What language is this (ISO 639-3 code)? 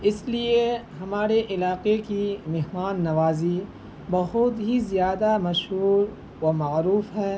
urd